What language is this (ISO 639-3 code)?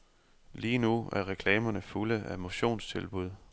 dan